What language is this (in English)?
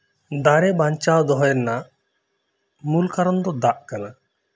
Santali